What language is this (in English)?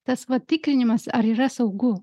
Lithuanian